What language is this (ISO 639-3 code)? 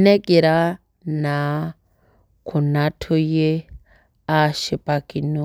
mas